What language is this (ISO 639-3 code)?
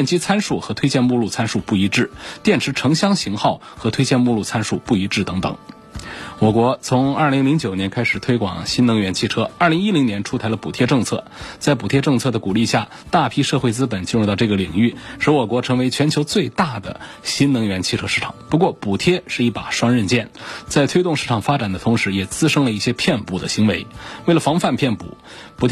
zho